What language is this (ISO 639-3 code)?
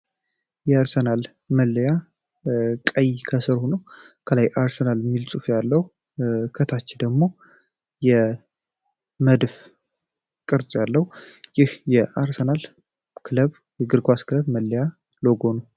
amh